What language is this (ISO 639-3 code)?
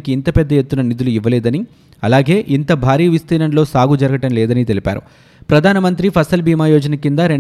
tel